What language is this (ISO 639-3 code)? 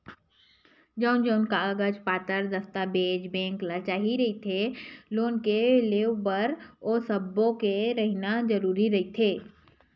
hne